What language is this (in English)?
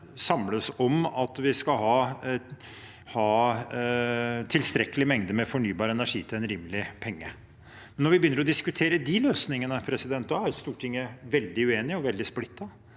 Norwegian